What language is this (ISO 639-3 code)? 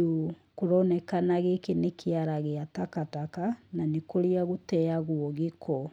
kik